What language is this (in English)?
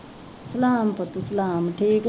Punjabi